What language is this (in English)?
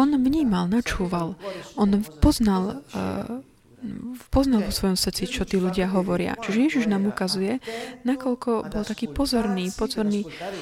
Slovak